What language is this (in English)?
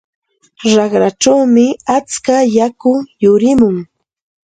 Santa Ana de Tusi Pasco Quechua